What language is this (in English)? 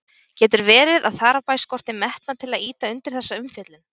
Icelandic